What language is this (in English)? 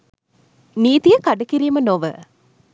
Sinhala